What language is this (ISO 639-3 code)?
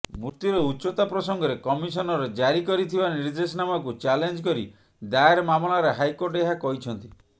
ori